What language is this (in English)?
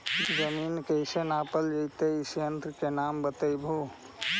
Magahi